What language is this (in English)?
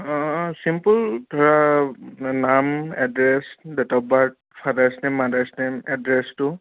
Assamese